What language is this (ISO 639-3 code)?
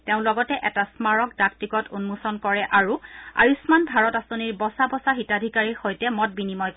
asm